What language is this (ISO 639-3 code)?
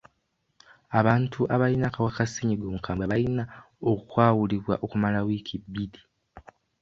lug